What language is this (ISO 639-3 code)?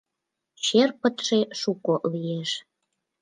chm